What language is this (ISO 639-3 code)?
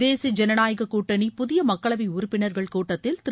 tam